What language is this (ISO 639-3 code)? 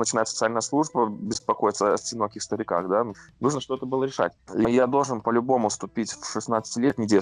rus